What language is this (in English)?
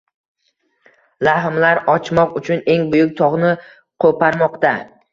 Uzbek